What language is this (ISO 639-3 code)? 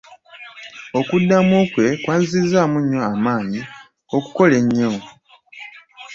lug